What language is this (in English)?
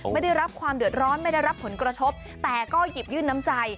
Thai